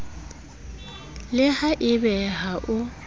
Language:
Southern Sotho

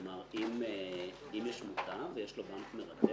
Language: Hebrew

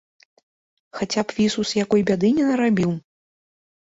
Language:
Belarusian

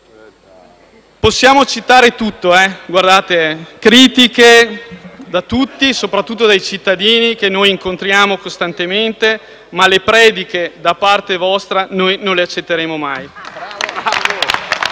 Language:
Italian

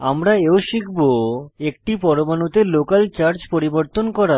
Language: Bangla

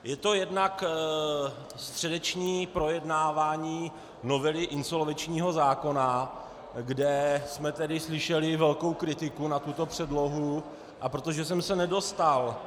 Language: Czech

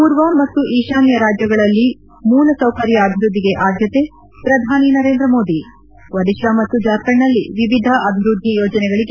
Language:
Kannada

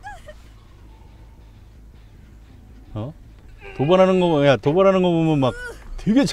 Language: Korean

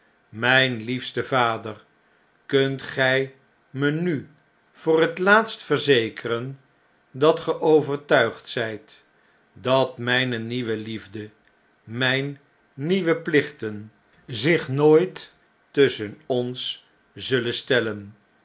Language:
Dutch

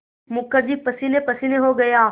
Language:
Hindi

